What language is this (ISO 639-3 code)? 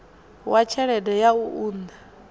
ven